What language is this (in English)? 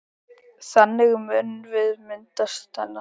Icelandic